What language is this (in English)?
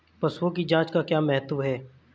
Hindi